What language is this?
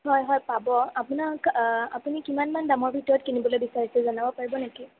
Assamese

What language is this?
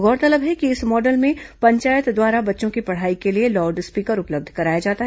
Hindi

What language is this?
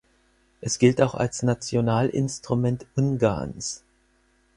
German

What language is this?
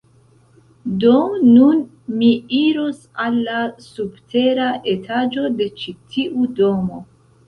Esperanto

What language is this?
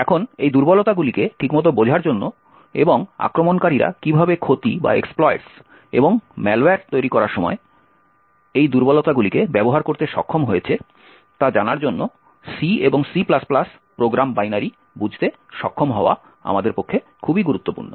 Bangla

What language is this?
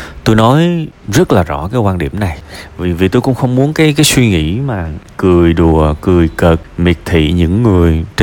Vietnamese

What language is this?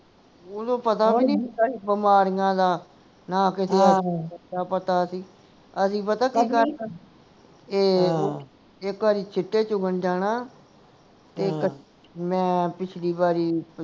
Punjabi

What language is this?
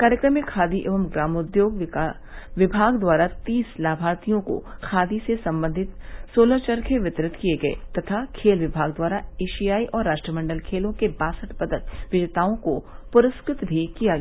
Hindi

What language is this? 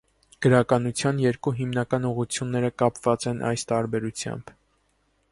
Armenian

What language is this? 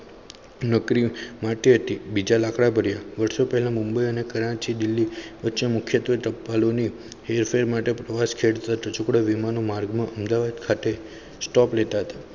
Gujarati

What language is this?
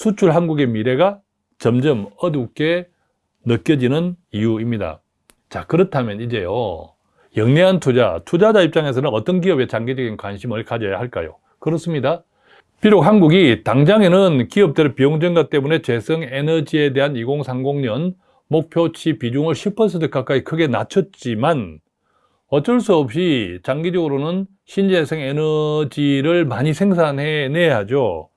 Korean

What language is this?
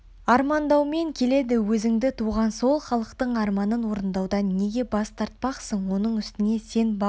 Kazakh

